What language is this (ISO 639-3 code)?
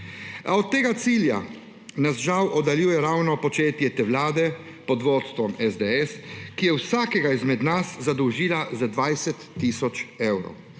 slv